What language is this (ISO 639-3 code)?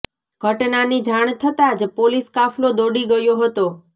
guj